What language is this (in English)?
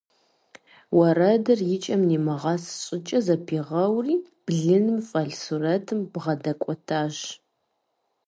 Kabardian